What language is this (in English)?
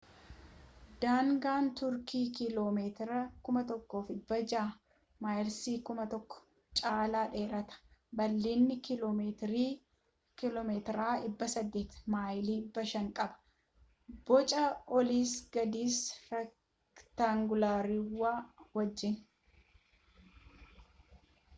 Oromo